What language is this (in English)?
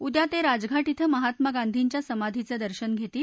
Marathi